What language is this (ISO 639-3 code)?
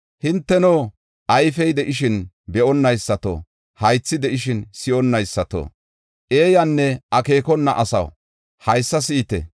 gof